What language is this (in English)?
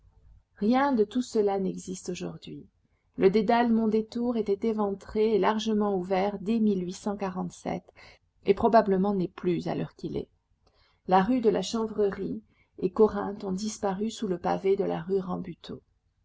French